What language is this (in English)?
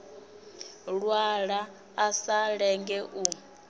Venda